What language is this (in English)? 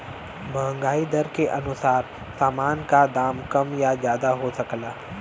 Bhojpuri